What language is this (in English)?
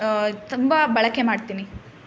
Kannada